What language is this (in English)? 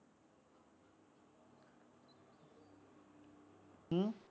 Punjabi